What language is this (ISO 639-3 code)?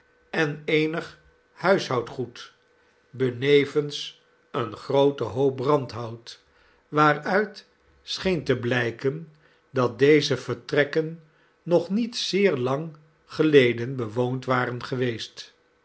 nld